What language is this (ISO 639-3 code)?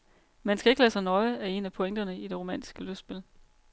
dan